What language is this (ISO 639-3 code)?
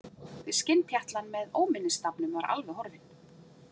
isl